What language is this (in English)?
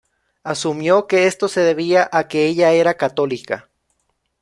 Spanish